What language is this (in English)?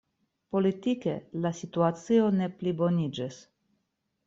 Esperanto